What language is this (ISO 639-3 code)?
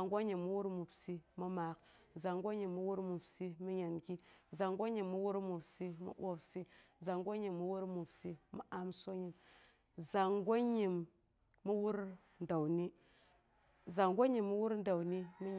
bux